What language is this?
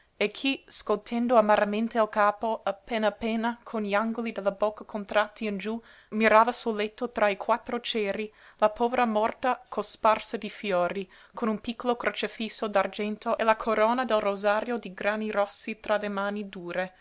Italian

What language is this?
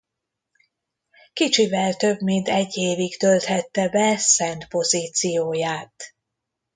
Hungarian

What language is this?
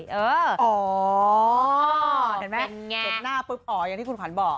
Thai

